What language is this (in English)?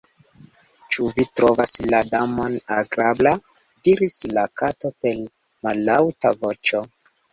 Esperanto